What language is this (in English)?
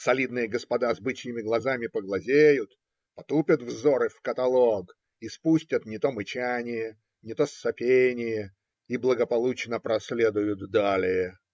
Russian